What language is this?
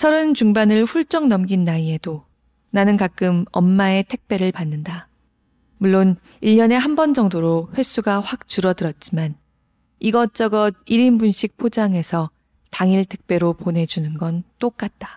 Korean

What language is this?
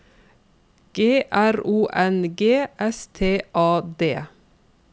Norwegian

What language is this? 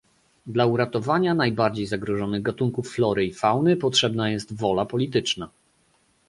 Polish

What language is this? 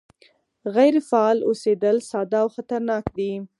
Pashto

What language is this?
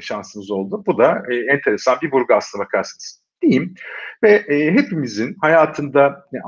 Turkish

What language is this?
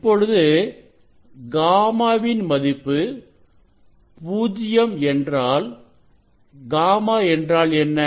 Tamil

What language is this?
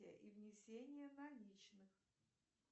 Russian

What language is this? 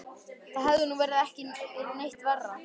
Icelandic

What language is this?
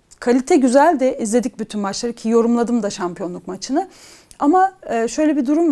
Turkish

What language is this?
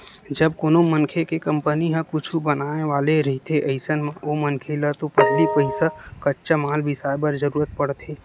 Chhattisgarhi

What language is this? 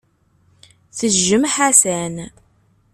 Kabyle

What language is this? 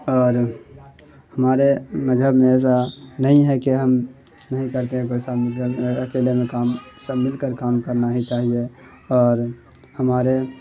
Urdu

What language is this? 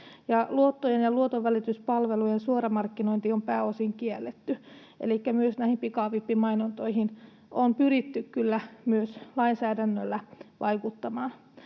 Finnish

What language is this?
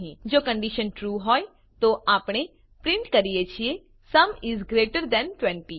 Gujarati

